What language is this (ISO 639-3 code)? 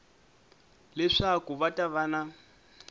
tso